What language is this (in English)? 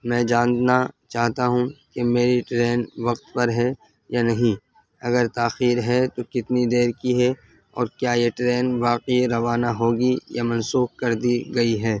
Urdu